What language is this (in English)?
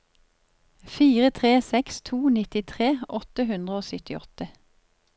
Norwegian